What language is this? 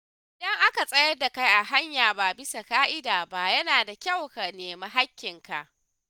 Hausa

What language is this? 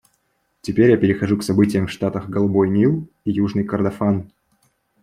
Russian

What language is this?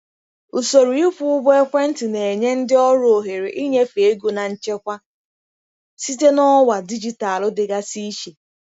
Igbo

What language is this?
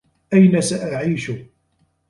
Arabic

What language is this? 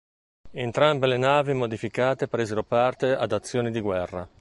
Italian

